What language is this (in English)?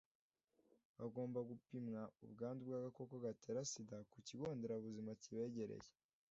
Kinyarwanda